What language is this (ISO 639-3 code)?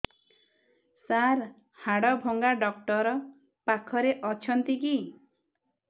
ori